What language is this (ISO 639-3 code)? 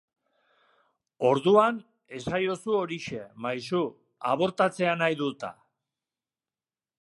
eus